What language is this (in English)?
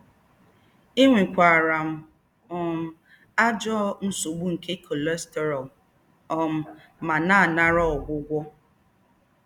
Igbo